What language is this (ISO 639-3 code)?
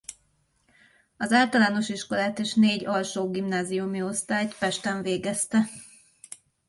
hun